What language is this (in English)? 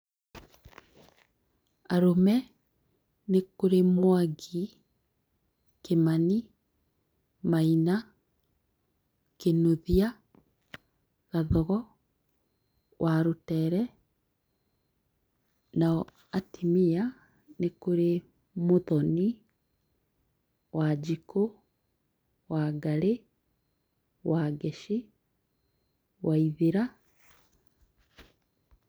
Kikuyu